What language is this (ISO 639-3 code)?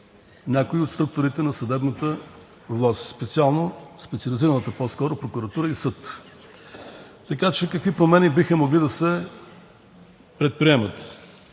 bul